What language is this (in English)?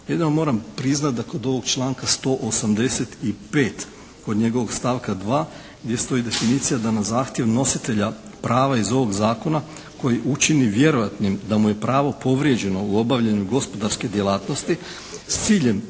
Croatian